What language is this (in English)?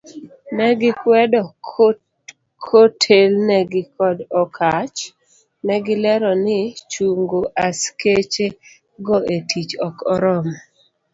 Luo (Kenya and Tanzania)